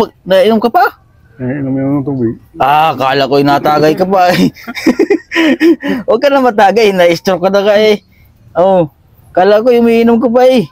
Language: Filipino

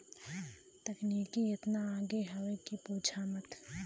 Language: Bhojpuri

